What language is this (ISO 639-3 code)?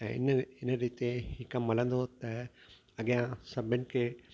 snd